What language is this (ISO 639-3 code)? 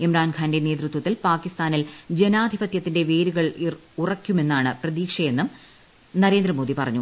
mal